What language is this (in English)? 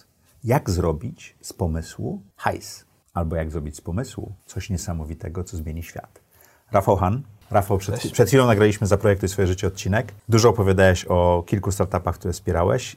Polish